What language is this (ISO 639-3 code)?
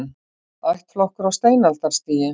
isl